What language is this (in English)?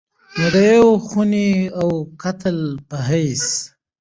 Pashto